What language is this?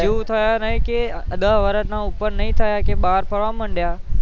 Gujarati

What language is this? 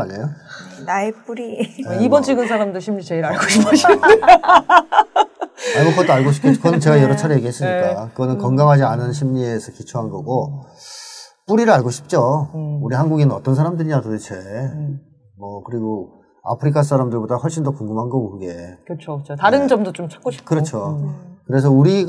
Korean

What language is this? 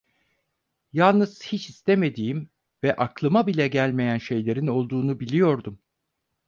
Turkish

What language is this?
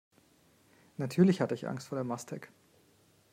German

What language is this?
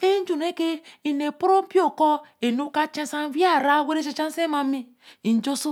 Eleme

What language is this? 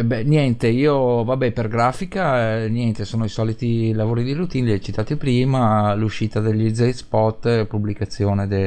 Italian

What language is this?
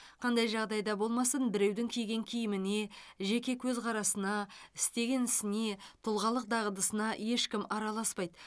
Kazakh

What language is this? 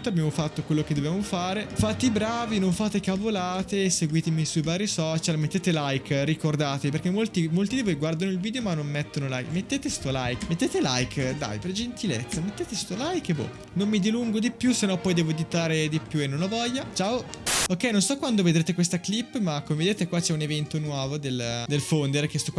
Italian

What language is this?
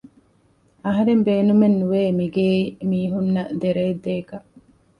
Divehi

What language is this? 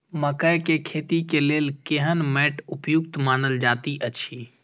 Maithili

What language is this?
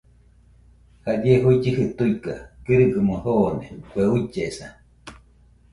Nüpode Huitoto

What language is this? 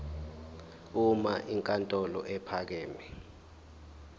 Zulu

